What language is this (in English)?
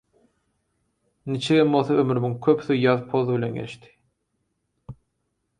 Turkmen